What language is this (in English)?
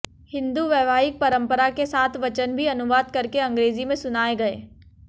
Hindi